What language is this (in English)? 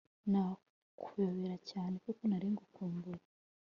Kinyarwanda